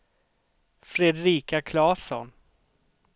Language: Swedish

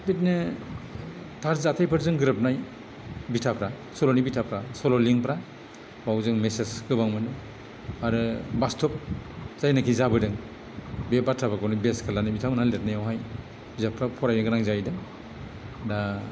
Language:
Bodo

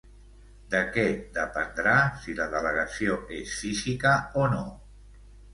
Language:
Catalan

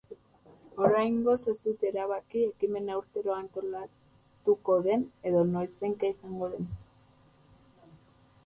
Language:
Basque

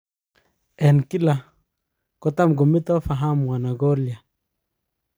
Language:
Kalenjin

